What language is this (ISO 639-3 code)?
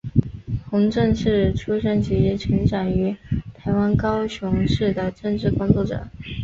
zho